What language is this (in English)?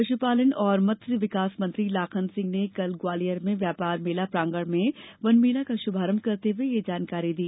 Hindi